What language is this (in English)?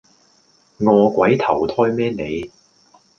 Cantonese